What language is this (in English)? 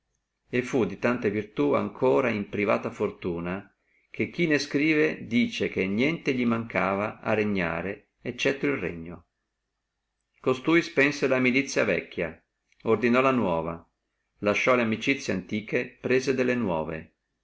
Italian